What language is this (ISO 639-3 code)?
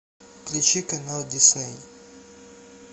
rus